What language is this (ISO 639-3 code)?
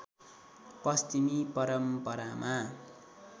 nep